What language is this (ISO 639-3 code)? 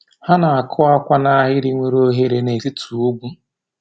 ibo